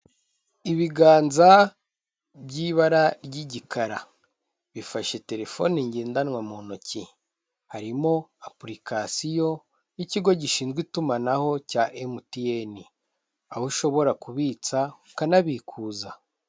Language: Kinyarwanda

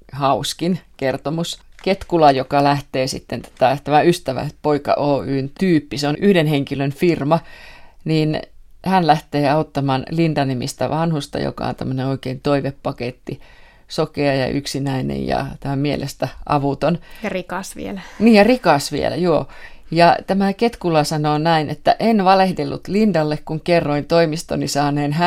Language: Finnish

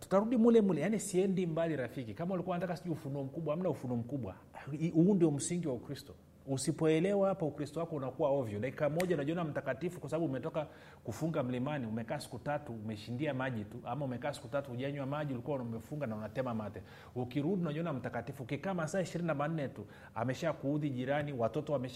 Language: Swahili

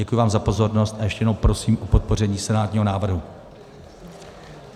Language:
Czech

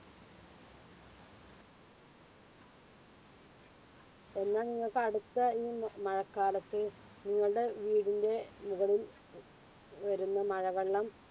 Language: Malayalam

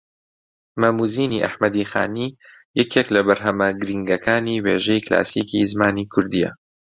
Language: Central Kurdish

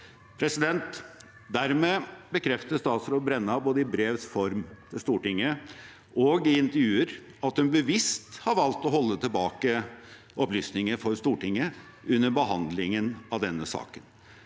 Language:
Norwegian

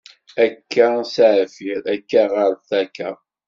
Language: Kabyle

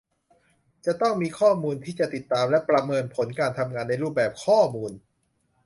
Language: Thai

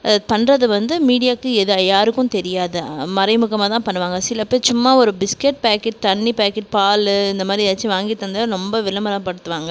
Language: Tamil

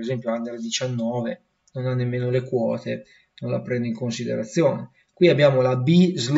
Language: Italian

